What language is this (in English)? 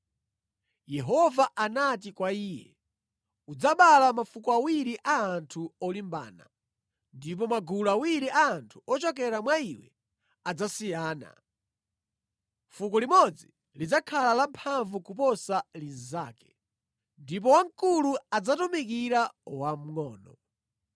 Nyanja